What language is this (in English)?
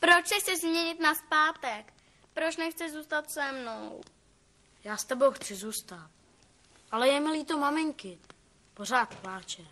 Czech